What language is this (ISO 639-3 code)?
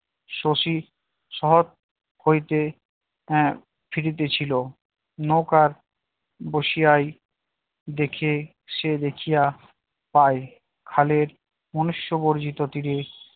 ben